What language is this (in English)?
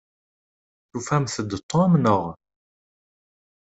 Kabyle